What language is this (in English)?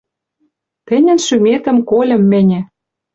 Western Mari